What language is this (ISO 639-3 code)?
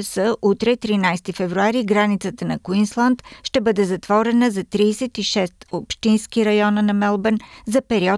bul